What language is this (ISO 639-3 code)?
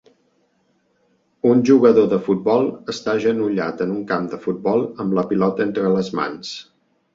cat